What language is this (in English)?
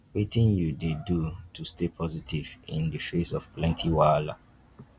Nigerian Pidgin